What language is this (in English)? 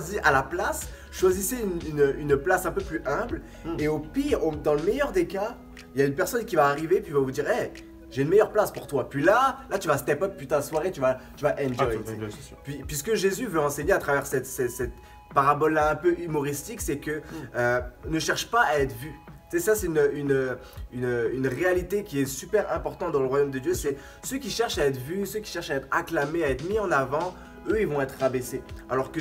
French